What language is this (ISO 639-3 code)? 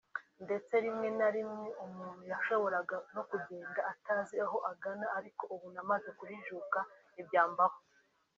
kin